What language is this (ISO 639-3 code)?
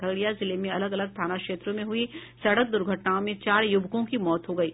hin